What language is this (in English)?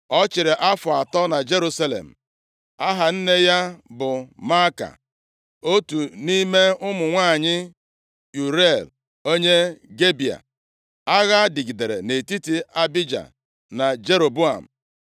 Igbo